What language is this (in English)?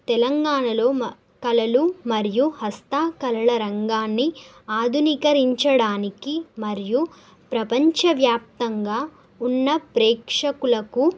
Telugu